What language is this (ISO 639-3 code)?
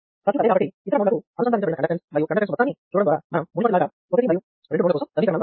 tel